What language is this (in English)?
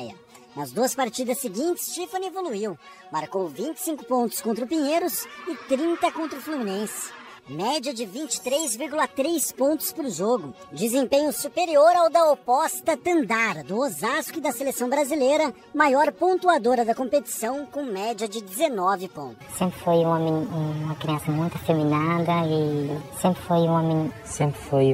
Portuguese